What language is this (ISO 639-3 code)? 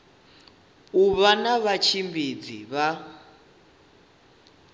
ven